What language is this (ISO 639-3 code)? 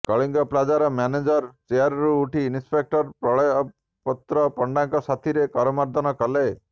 ori